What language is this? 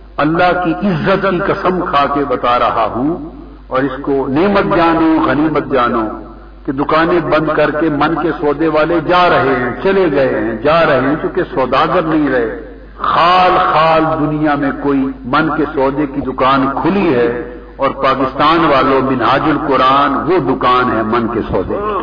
Urdu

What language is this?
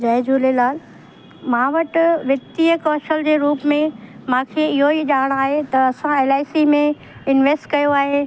Sindhi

